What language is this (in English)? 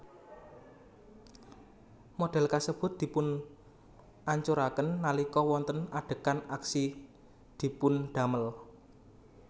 Javanese